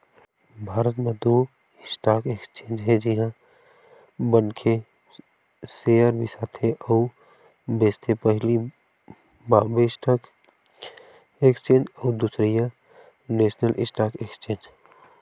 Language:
Chhattisgarhi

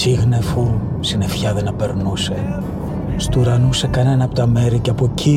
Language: Greek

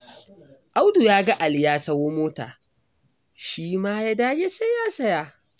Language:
Hausa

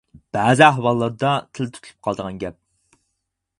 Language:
Uyghur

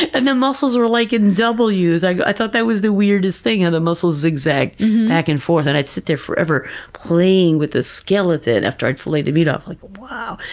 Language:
English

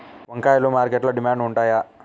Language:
Telugu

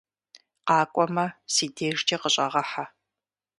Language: Kabardian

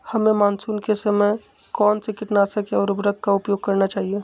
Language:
Magahi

